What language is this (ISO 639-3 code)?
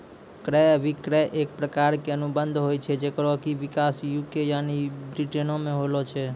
mai